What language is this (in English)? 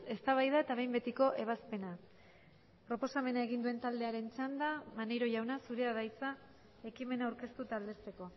Basque